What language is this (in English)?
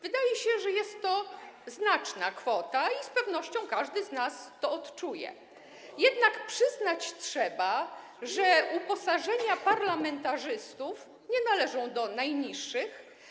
Polish